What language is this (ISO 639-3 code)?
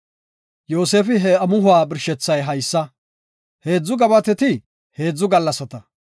gof